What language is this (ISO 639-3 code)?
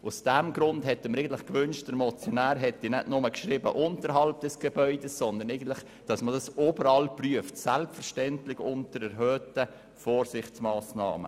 gsw